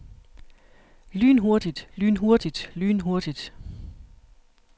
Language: Danish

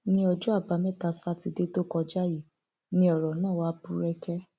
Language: Yoruba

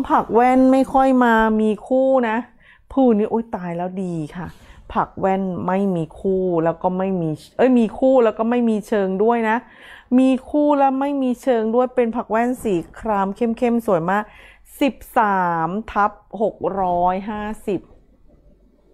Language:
Thai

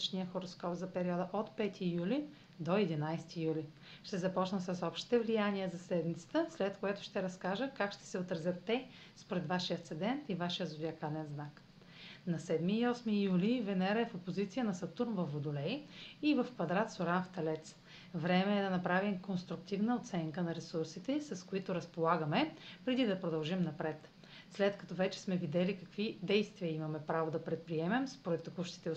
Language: Bulgarian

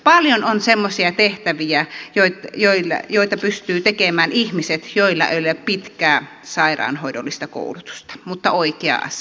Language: Finnish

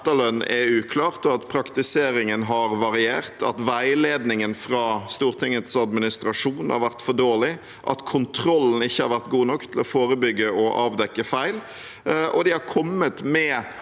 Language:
Norwegian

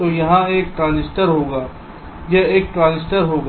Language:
Hindi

